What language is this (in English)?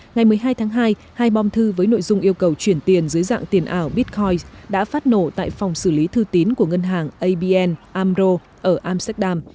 Vietnamese